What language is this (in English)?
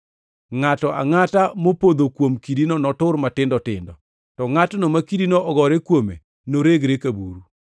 Luo (Kenya and Tanzania)